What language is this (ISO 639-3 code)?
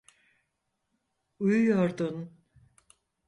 tur